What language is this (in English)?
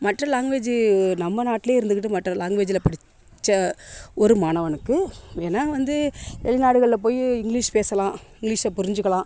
Tamil